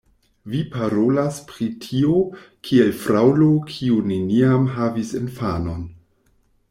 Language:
Esperanto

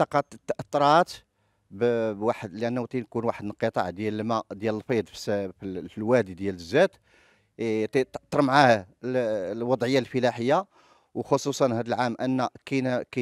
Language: Arabic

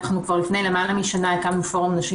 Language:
Hebrew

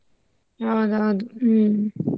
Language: Kannada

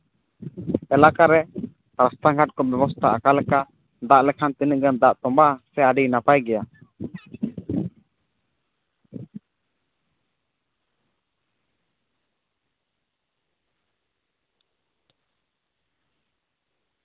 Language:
Santali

